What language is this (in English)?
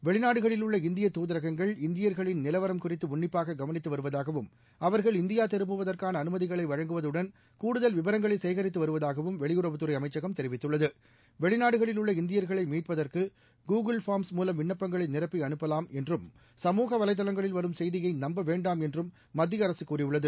Tamil